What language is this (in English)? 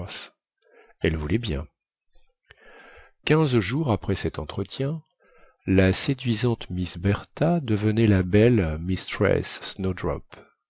French